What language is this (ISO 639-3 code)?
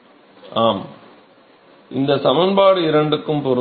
tam